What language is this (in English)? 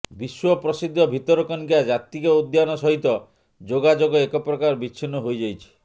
Odia